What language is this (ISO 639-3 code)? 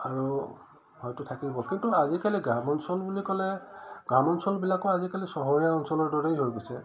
asm